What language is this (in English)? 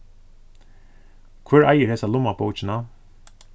Faroese